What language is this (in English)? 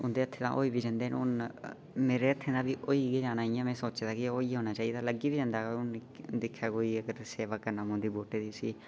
Dogri